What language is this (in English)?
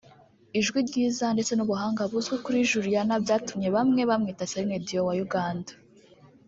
Kinyarwanda